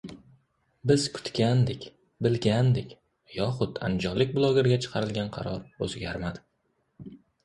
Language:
Uzbek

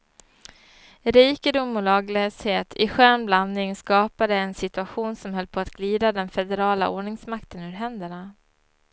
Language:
Swedish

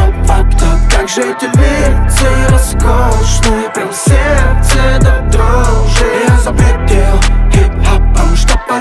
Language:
French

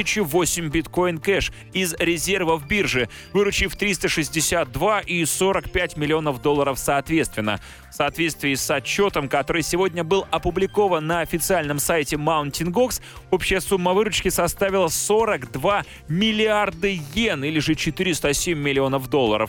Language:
Russian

